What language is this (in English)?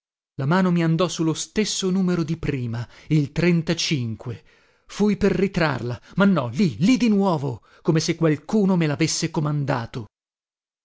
Italian